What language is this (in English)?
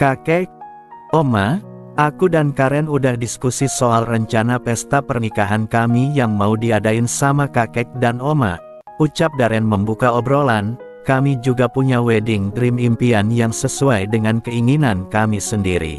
Indonesian